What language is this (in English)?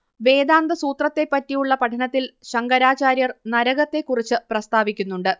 Malayalam